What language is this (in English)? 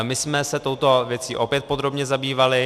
Czech